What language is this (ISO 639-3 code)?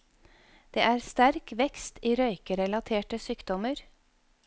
nor